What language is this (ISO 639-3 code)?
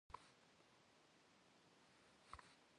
kbd